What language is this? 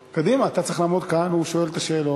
Hebrew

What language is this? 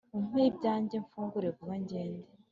Kinyarwanda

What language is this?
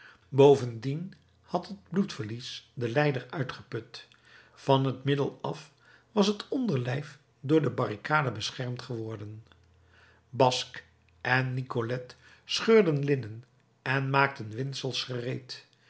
Dutch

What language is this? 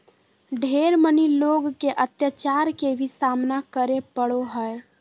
Magahi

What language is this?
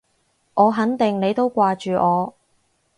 Cantonese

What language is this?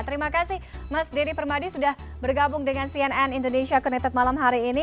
Indonesian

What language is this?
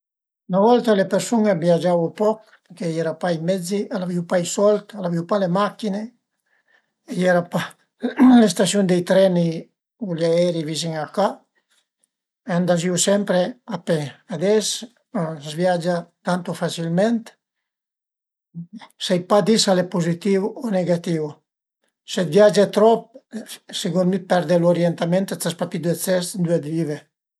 Piedmontese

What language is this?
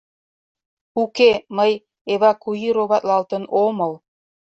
Mari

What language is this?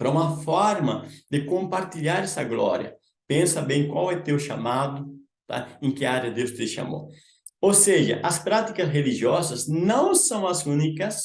Portuguese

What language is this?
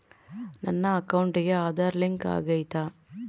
Kannada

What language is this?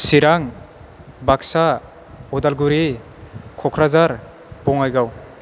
Bodo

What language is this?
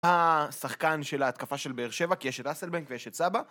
Hebrew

